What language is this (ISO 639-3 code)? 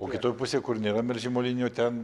lit